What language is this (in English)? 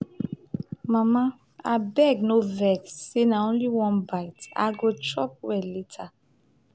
Nigerian Pidgin